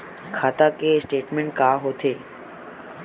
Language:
Chhattisgarhi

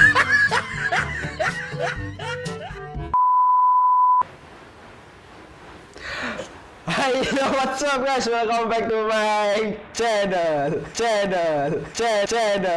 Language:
Indonesian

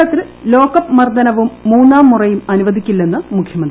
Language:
Malayalam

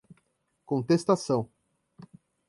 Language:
Portuguese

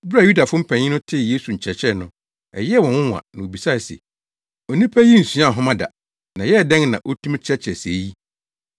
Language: Akan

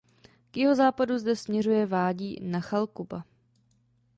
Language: Czech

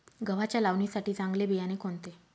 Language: Marathi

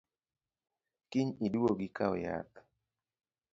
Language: Luo (Kenya and Tanzania)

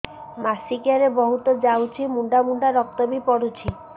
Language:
Odia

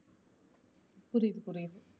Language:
Tamil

